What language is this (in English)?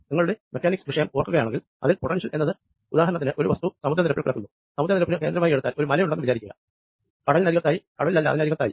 Malayalam